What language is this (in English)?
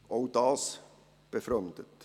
Swiss German